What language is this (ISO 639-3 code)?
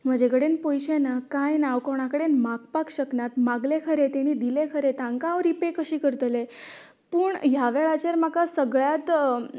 kok